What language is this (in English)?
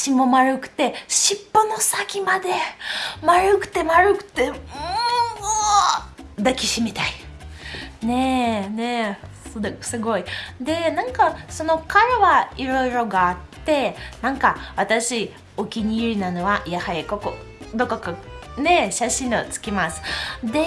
Japanese